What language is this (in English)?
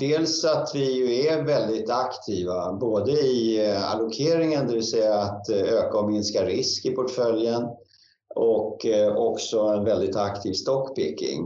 Swedish